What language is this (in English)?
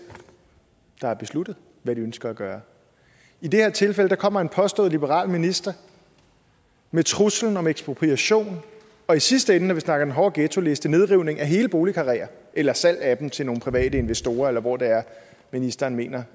Danish